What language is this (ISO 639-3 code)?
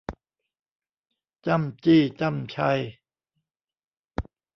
tha